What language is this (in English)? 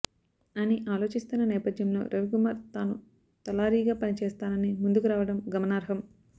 Telugu